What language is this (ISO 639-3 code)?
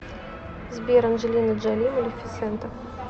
rus